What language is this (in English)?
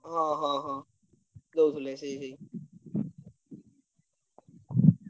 Odia